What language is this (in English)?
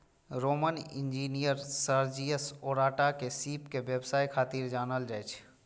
Maithili